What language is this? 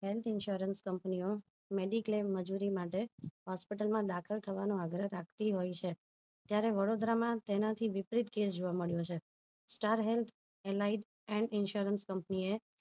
Gujarati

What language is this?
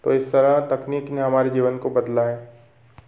Hindi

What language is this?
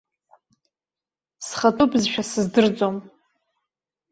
Abkhazian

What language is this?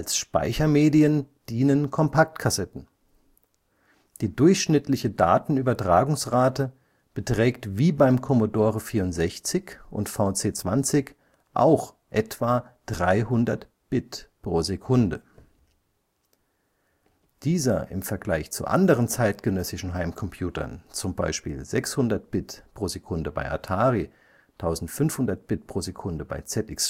German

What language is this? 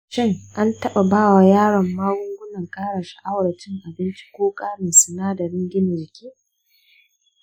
Hausa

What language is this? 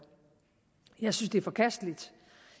Danish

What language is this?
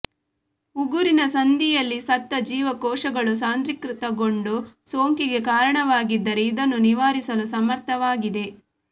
Kannada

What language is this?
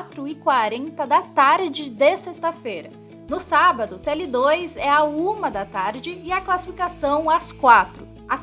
Portuguese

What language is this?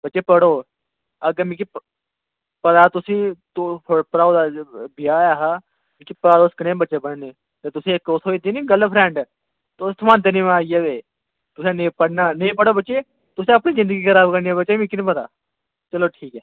Dogri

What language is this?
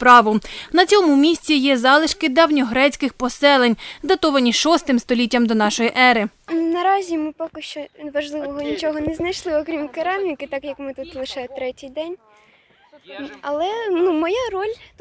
Ukrainian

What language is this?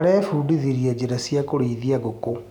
Kikuyu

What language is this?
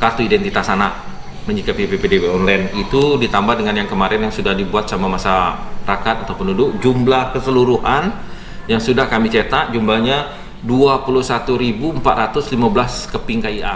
Indonesian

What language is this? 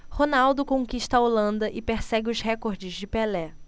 Portuguese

